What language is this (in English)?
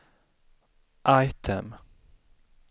Swedish